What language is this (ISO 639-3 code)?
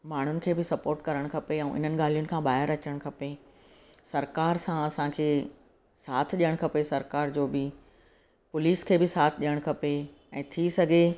snd